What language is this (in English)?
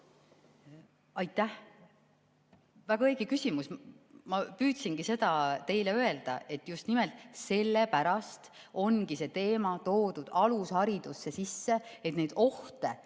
Estonian